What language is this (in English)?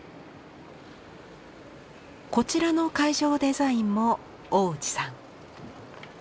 Japanese